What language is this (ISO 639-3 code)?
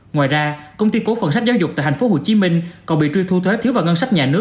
vie